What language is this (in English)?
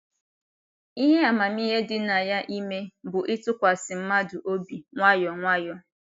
Igbo